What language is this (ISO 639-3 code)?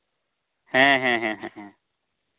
sat